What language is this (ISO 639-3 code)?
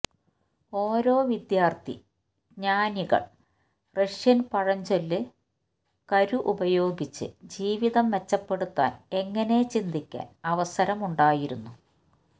mal